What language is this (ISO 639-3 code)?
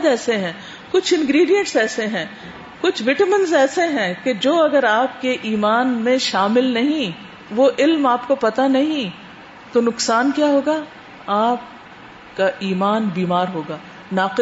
urd